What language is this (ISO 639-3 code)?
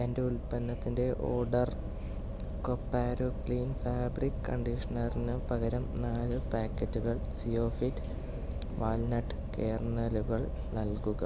mal